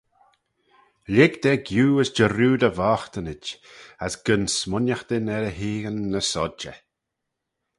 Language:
Manx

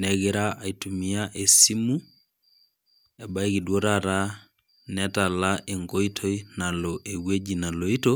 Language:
Masai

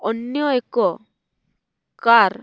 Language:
Odia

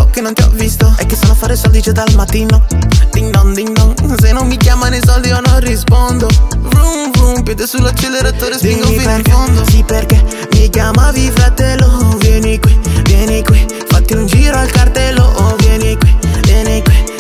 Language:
Italian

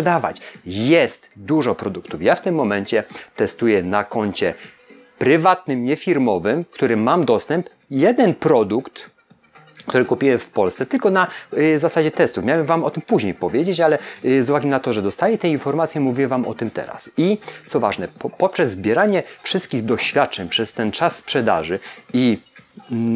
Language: Polish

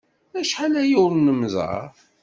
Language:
Kabyle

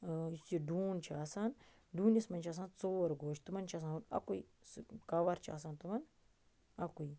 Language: Kashmiri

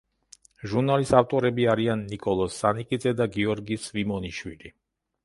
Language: Georgian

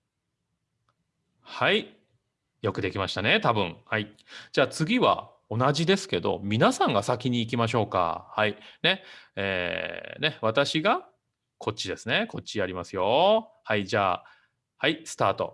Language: Japanese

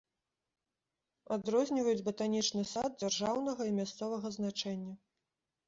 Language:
Belarusian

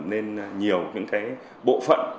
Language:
Vietnamese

